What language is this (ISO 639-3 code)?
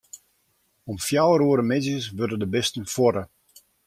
fry